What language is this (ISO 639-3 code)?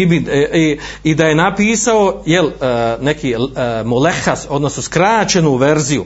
hrv